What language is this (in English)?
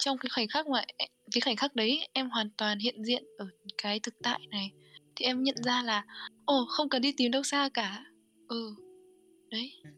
Vietnamese